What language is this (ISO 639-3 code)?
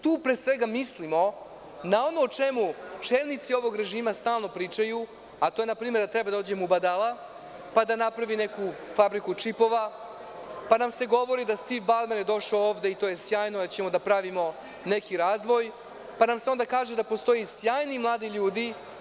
srp